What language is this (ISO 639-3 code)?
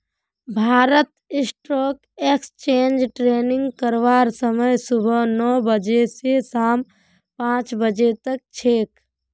mag